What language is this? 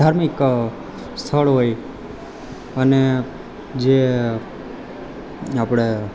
Gujarati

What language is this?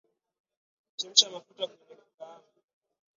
Swahili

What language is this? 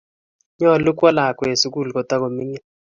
Kalenjin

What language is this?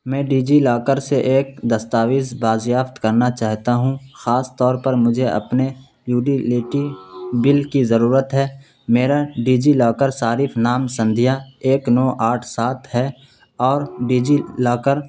Urdu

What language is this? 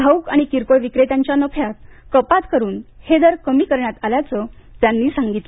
Marathi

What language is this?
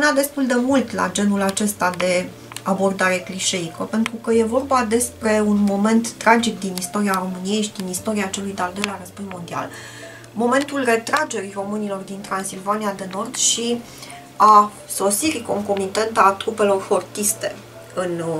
Romanian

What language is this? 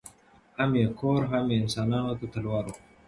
Pashto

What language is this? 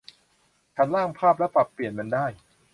Thai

